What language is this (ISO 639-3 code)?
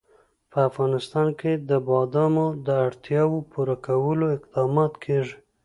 pus